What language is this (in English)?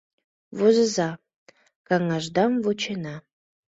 Mari